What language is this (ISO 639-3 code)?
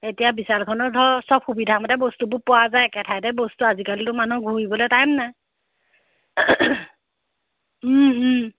asm